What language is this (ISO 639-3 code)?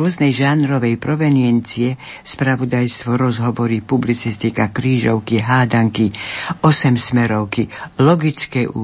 slk